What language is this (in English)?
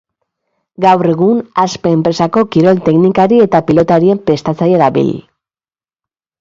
Basque